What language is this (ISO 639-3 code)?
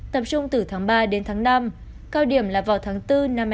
vie